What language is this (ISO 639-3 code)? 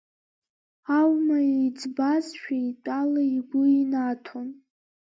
abk